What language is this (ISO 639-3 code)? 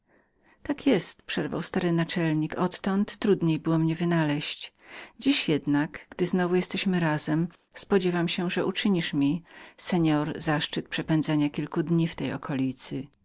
pol